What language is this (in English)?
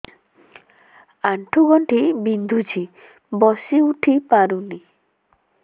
Odia